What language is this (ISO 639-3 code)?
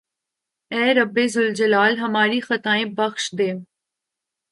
urd